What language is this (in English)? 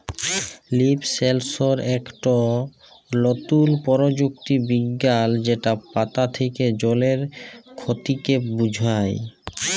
Bangla